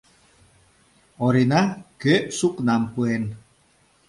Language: Mari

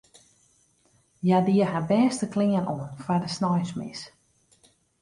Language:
Western Frisian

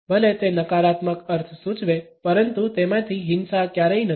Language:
Gujarati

